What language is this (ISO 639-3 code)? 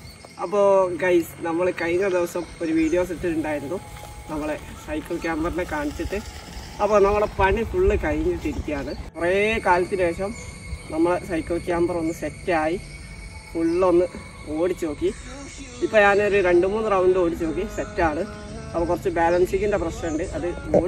mal